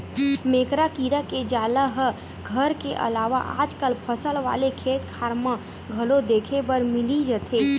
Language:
Chhattisgarhi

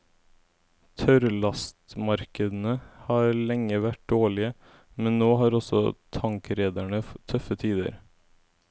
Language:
Norwegian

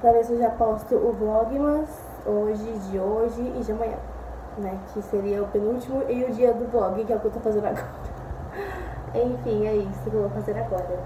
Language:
Portuguese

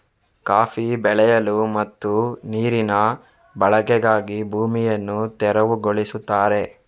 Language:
Kannada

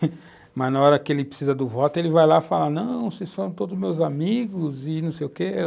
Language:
Portuguese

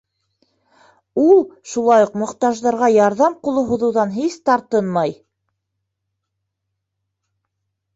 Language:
Bashkir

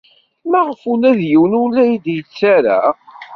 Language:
Kabyle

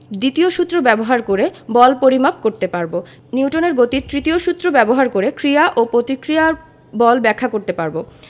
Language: Bangla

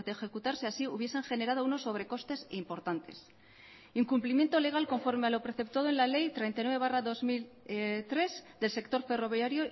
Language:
Spanish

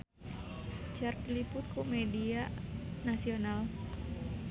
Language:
Sundanese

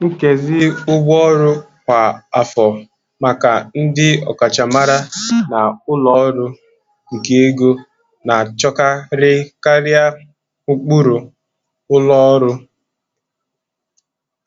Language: Igbo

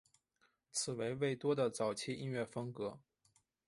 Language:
Chinese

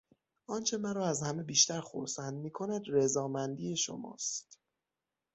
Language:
Persian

